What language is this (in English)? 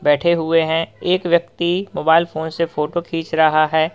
Hindi